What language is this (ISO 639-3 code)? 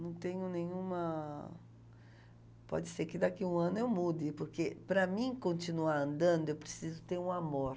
por